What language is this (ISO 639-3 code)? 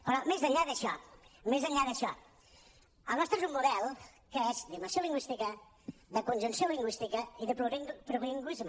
cat